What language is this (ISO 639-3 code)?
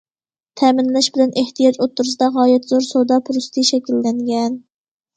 uig